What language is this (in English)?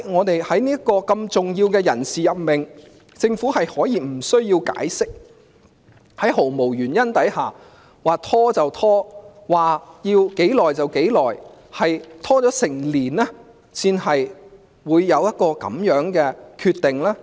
Cantonese